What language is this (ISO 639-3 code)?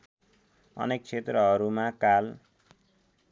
nep